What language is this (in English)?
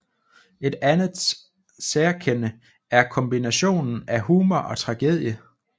Danish